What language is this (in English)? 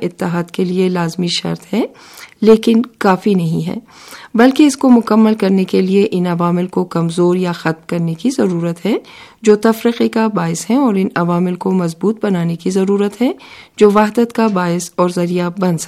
Urdu